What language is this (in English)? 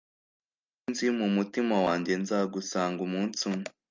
Kinyarwanda